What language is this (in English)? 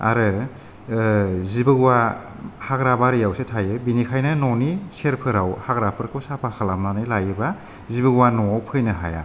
Bodo